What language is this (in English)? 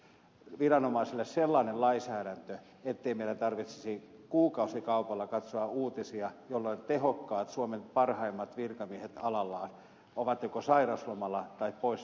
Finnish